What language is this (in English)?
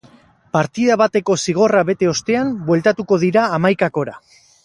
Basque